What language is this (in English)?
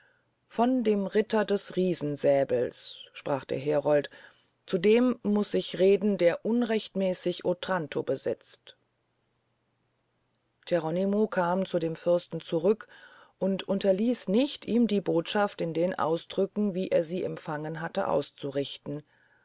German